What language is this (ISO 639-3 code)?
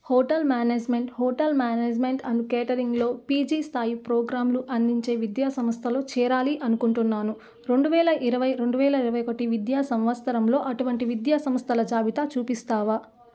tel